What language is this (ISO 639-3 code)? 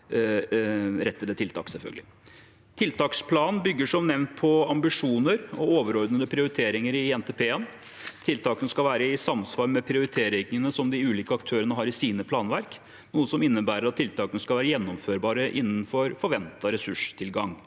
nor